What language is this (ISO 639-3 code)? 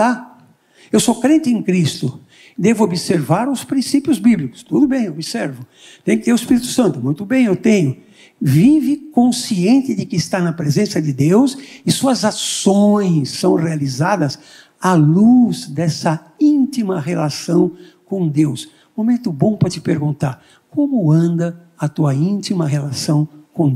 por